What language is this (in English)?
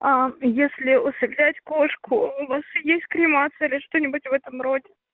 Russian